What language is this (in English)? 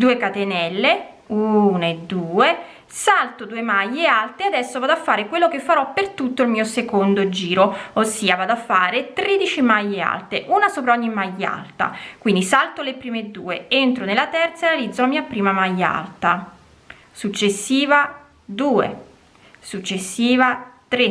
Italian